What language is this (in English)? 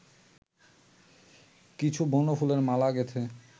Bangla